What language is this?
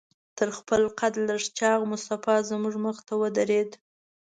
Pashto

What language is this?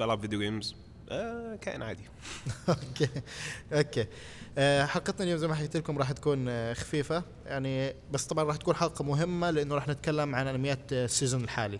Arabic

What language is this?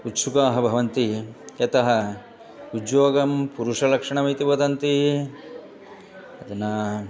Sanskrit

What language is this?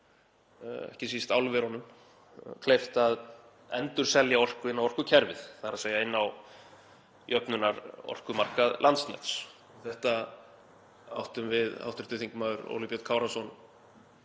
Icelandic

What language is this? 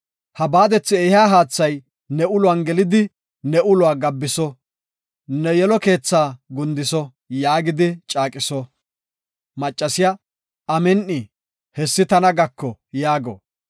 Gofa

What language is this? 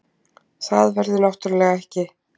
Icelandic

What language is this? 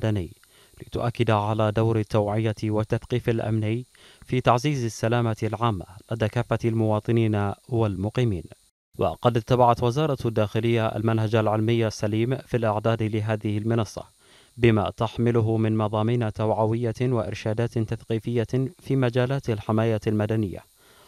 Arabic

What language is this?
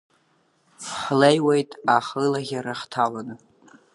Abkhazian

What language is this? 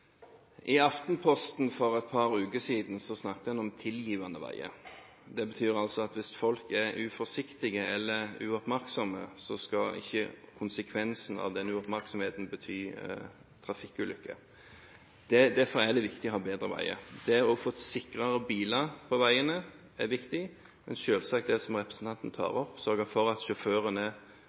Norwegian Bokmål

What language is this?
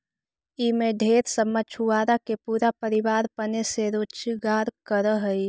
Magahi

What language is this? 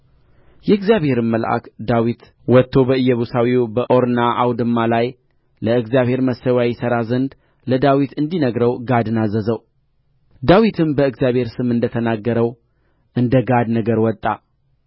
Amharic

